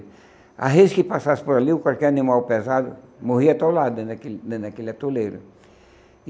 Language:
Portuguese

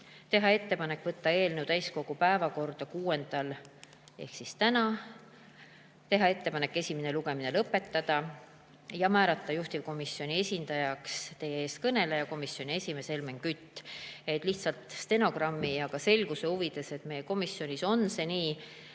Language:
Estonian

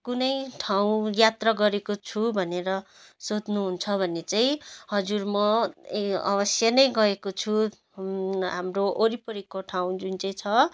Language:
Nepali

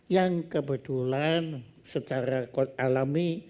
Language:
Indonesian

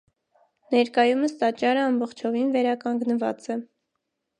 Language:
Armenian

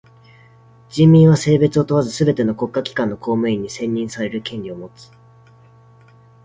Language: Japanese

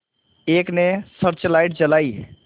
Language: Hindi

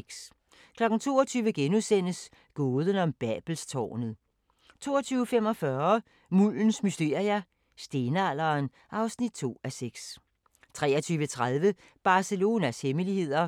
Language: Danish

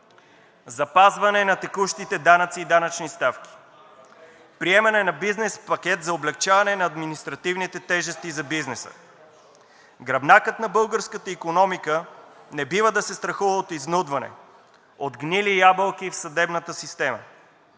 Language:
Bulgarian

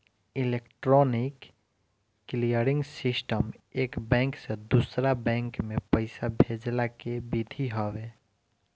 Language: Bhojpuri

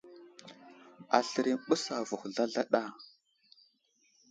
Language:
Wuzlam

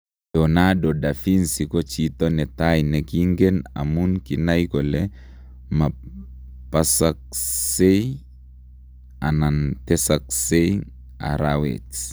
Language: Kalenjin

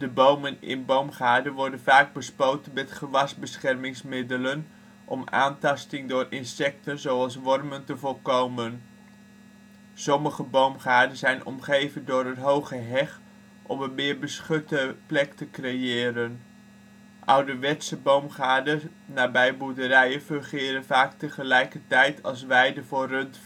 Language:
Dutch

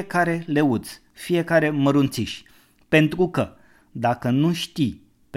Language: Romanian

